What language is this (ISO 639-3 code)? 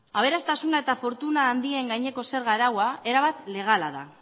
eus